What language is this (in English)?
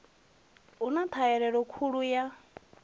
Venda